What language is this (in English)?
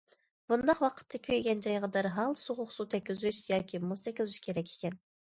Uyghur